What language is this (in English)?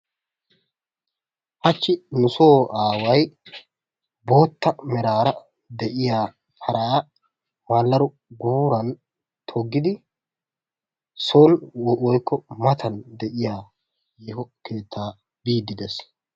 Wolaytta